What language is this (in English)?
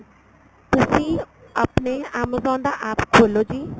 Punjabi